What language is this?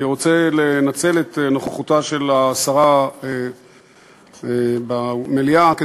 Hebrew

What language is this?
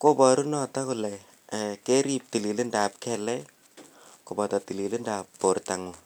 Kalenjin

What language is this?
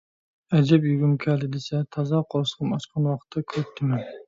Uyghur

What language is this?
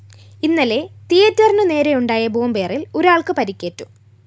Malayalam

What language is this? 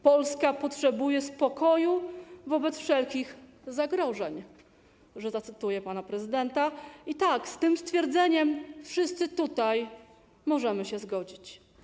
Polish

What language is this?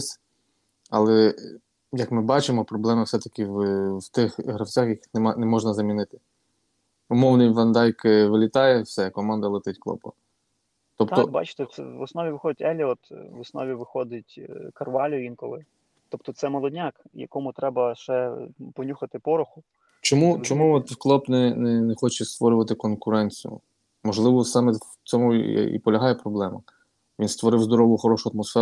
Ukrainian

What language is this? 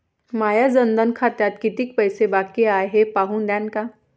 Marathi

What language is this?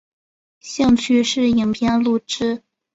Chinese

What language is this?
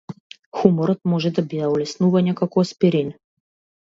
Macedonian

